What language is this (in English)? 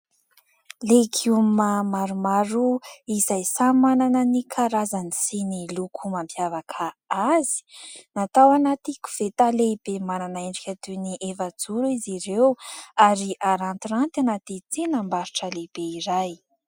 Malagasy